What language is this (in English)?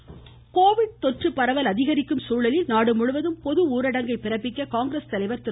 Tamil